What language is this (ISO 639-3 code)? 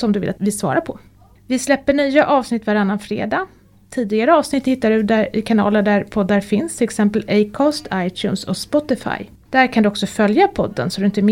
swe